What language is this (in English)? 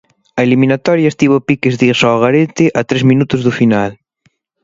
Galician